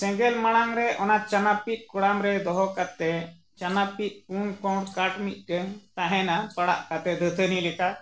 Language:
Santali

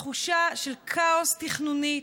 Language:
Hebrew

